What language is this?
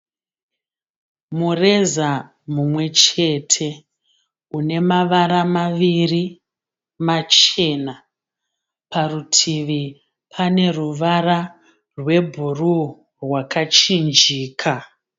Shona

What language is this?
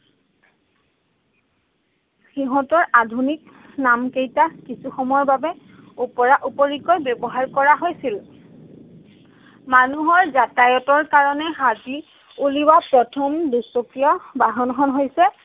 Assamese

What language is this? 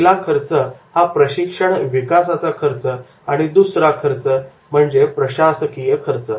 Marathi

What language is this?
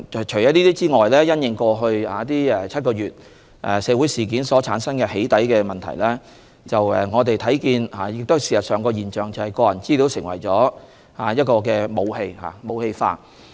Cantonese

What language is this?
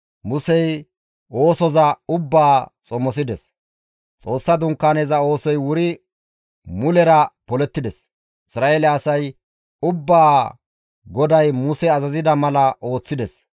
Gamo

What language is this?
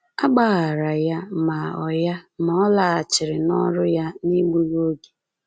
Igbo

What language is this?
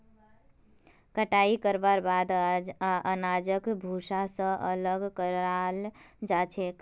Magahi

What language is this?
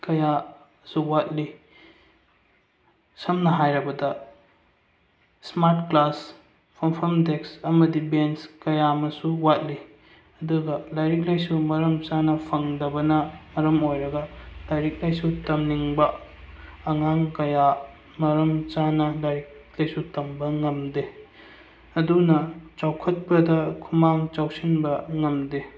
Manipuri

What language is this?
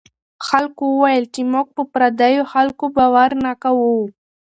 Pashto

